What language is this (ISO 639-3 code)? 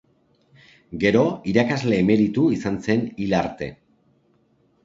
eus